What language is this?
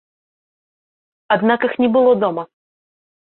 Belarusian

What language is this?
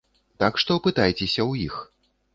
Belarusian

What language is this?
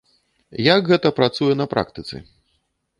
Belarusian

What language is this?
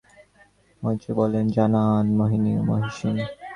Bangla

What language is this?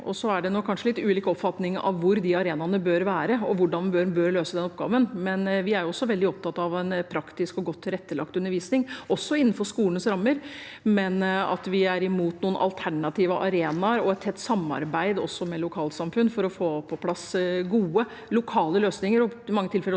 Norwegian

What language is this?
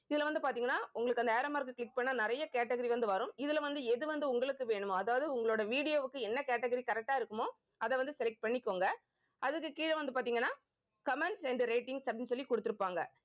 Tamil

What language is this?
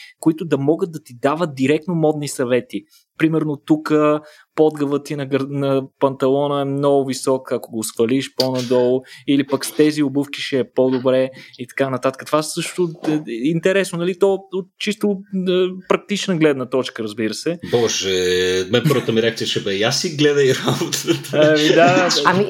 Bulgarian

